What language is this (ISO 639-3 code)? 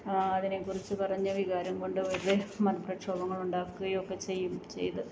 mal